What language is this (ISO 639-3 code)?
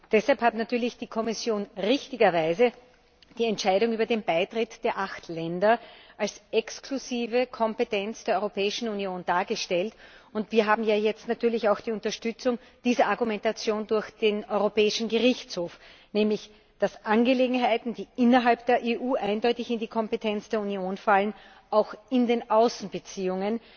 deu